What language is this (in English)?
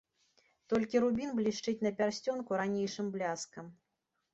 Belarusian